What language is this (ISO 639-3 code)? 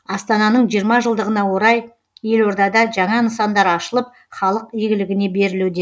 kaz